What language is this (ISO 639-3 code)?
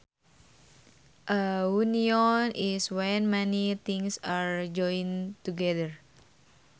sun